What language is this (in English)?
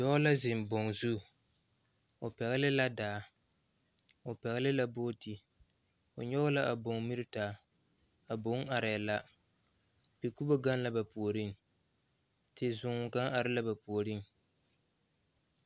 Southern Dagaare